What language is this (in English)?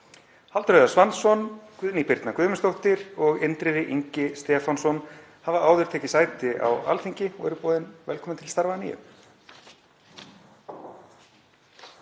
Icelandic